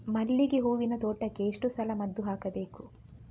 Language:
Kannada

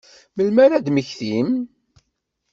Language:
Kabyle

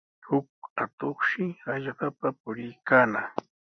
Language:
Sihuas Ancash Quechua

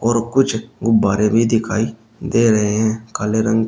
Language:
Hindi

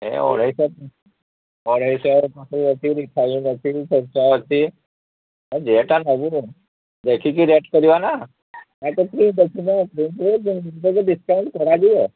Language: Odia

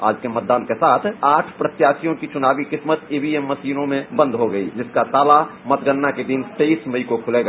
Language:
Hindi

